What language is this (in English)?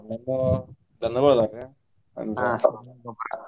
Kannada